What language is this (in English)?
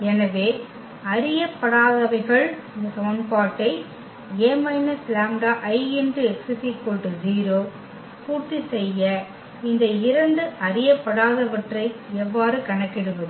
Tamil